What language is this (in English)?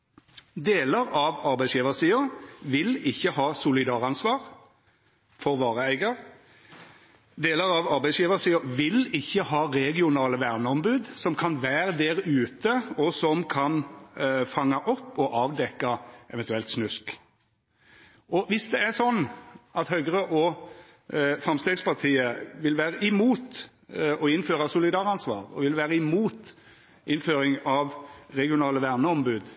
Norwegian Nynorsk